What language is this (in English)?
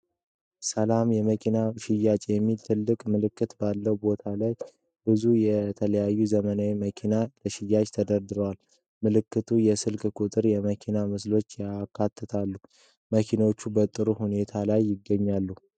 Amharic